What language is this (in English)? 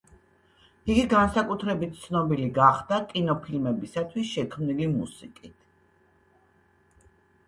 Georgian